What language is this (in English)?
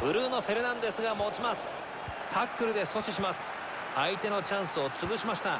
Japanese